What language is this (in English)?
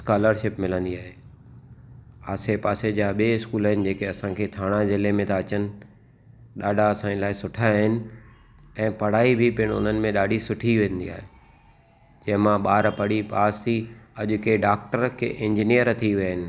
Sindhi